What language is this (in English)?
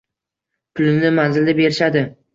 Uzbek